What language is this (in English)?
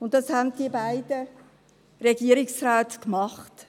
Swiss German